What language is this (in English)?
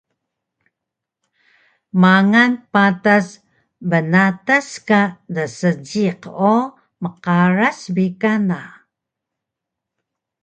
Taroko